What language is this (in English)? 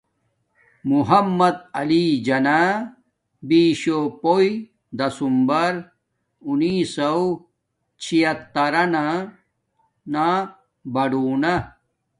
Domaaki